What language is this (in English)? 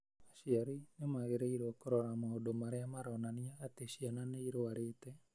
Kikuyu